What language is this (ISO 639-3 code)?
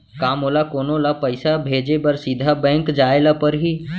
hne